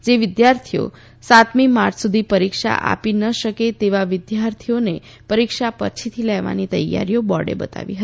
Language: Gujarati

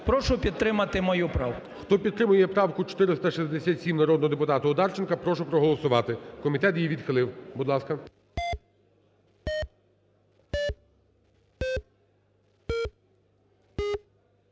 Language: Ukrainian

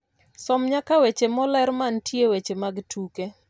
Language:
Luo (Kenya and Tanzania)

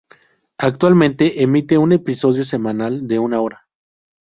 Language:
Spanish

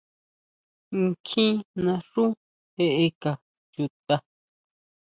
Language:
Huautla Mazatec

